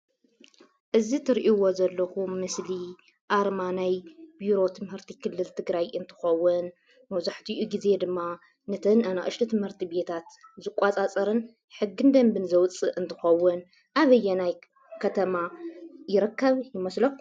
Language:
Tigrinya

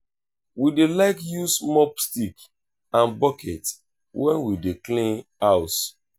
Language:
Nigerian Pidgin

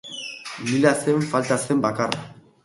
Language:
Basque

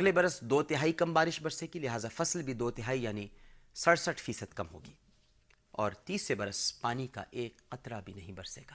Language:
Urdu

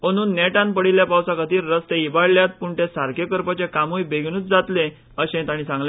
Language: Konkani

